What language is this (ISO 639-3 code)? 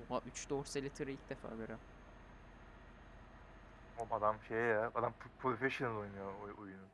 tur